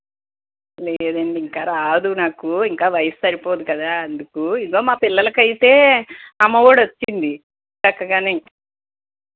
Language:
Telugu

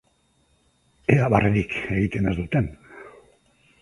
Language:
Basque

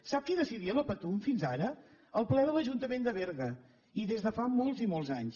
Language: Catalan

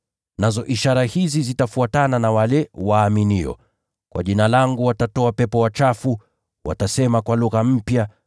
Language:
Swahili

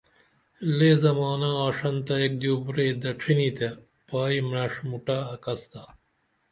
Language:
Dameli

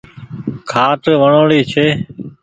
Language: Goaria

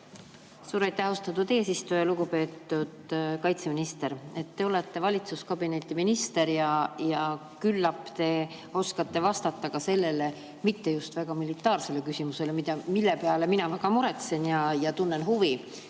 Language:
Estonian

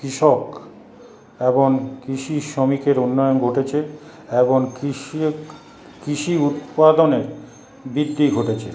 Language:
Bangla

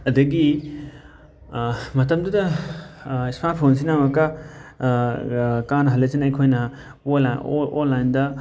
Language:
Manipuri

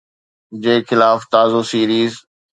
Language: Sindhi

